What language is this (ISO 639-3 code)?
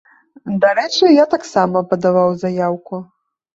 bel